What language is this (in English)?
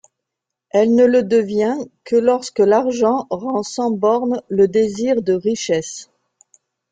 French